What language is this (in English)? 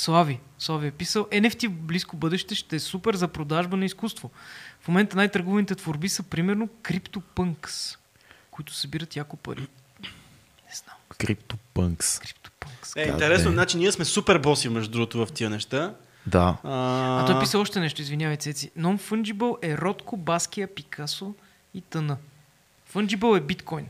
Bulgarian